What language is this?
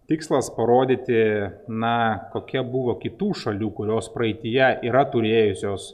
Lithuanian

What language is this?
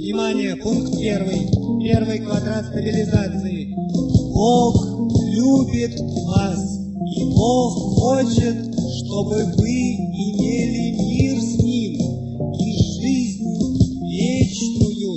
Russian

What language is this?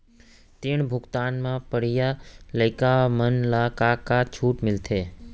Chhattisgarhi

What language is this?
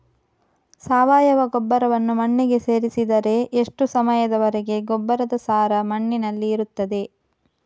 Kannada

